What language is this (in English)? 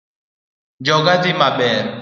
Luo (Kenya and Tanzania)